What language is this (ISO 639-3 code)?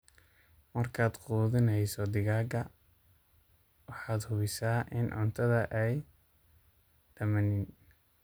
som